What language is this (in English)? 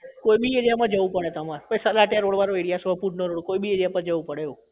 Gujarati